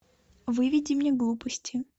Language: Russian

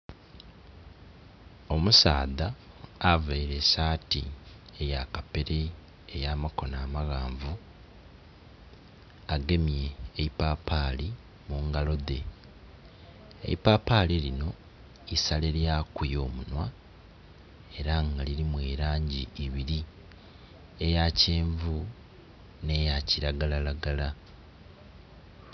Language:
Soga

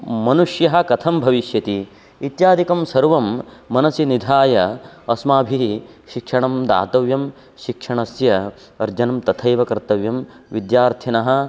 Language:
Sanskrit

